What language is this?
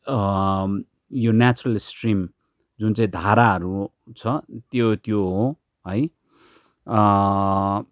Nepali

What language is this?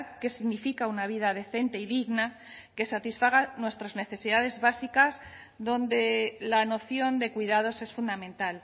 Spanish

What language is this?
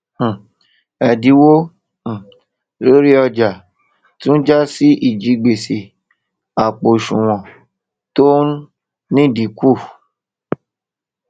Yoruba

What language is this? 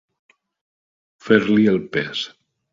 Catalan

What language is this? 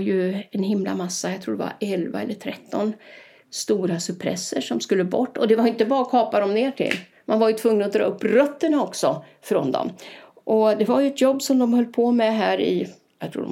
Swedish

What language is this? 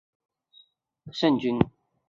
Chinese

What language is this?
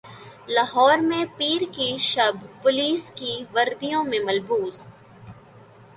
Urdu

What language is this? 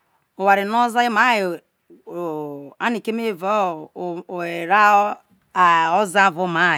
Isoko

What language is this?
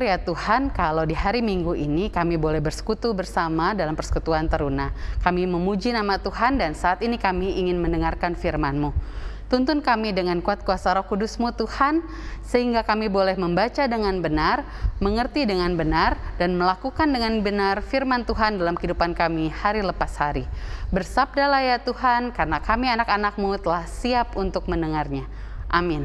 Indonesian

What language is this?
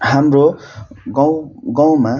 Nepali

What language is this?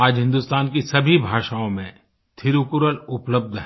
Hindi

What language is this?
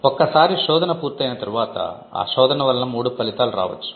Telugu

